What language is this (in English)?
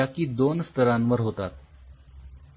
Marathi